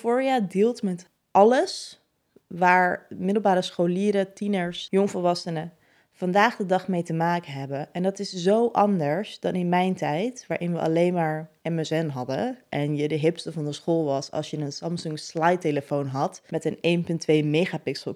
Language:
Dutch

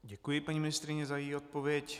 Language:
Czech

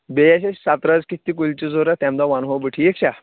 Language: Kashmiri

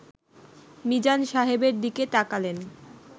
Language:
Bangla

